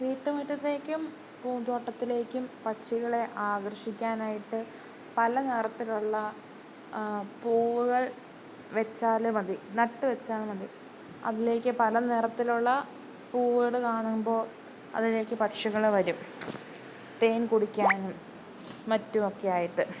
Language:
Malayalam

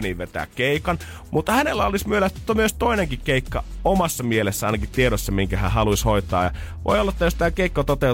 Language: Finnish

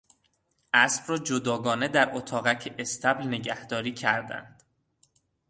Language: Persian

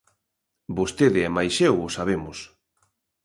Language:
Galician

